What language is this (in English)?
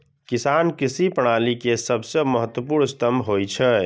Maithili